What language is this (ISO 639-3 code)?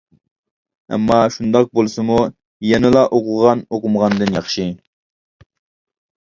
uig